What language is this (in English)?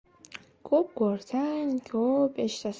Uzbek